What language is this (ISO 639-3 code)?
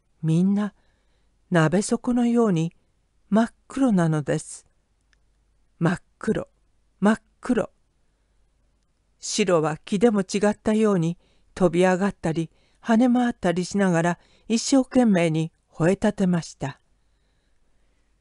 jpn